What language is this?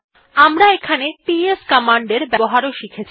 Bangla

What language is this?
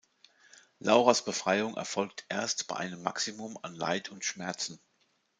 German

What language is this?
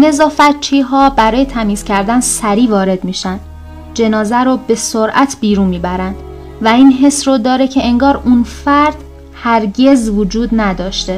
Persian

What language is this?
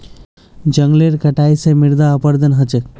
Magahi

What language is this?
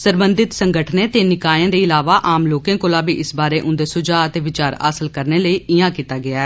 Dogri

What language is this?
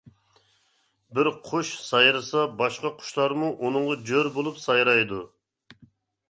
Uyghur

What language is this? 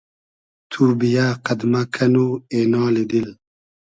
Hazaragi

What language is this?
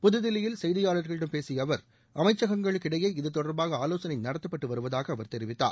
Tamil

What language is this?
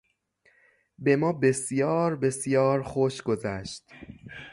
Persian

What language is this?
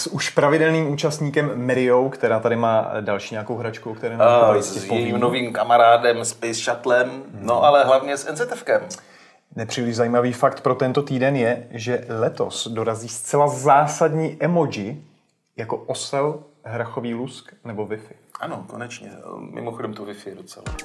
Czech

